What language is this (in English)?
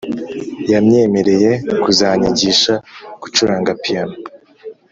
Kinyarwanda